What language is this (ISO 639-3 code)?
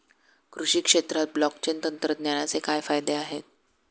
mar